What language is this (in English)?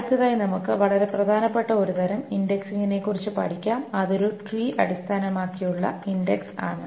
Malayalam